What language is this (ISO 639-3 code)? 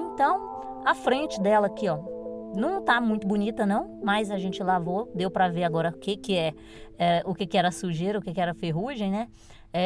por